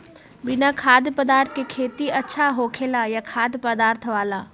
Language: Magahi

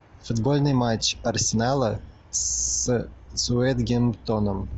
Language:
Russian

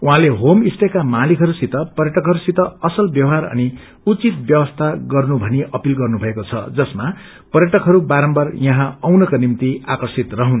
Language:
Nepali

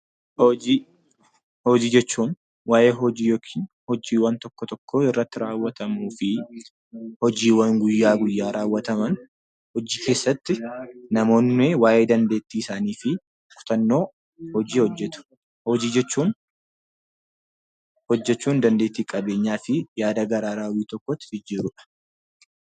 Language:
Oromo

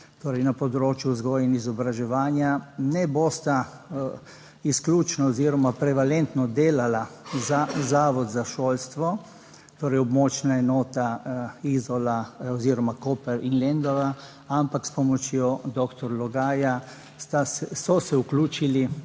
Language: Slovenian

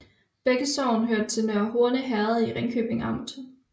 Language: Danish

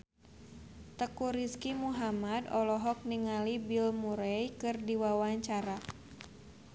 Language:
Sundanese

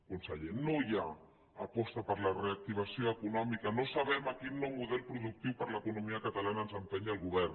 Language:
Catalan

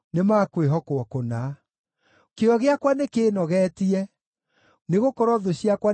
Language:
Kikuyu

